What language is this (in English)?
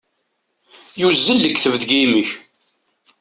Kabyle